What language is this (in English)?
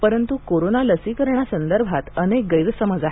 Marathi